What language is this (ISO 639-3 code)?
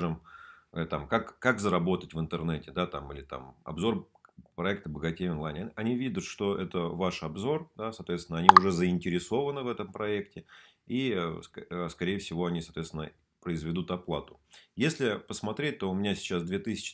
rus